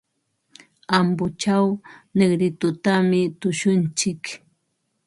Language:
Ambo-Pasco Quechua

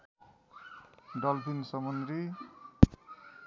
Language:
Nepali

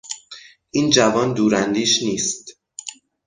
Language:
Persian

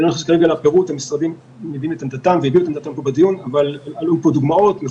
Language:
Hebrew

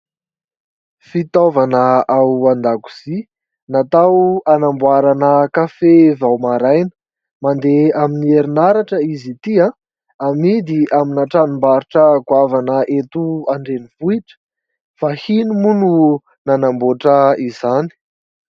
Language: Malagasy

